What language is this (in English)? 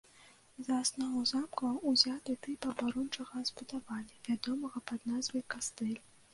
Belarusian